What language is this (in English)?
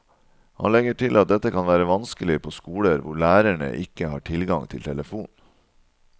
Norwegian